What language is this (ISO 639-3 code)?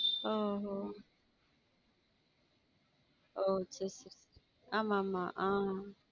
tam